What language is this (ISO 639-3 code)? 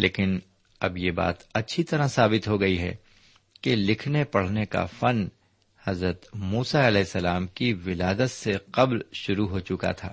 urd